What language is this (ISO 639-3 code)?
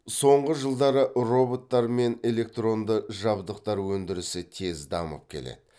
kaz